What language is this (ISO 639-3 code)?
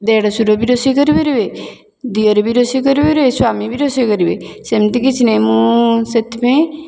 ori